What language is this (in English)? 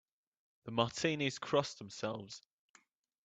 English